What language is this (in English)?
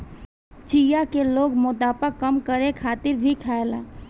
Bhojpuri